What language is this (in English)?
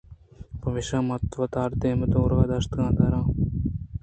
Eastern Balochi